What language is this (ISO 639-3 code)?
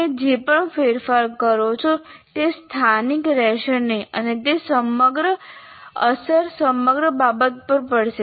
guj